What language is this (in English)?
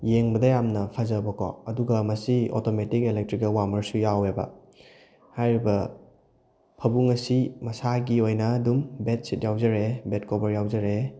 Manipuri